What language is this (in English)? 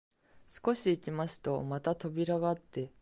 Japanese